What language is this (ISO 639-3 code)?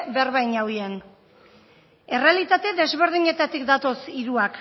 eus